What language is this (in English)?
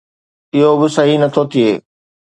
Sindhi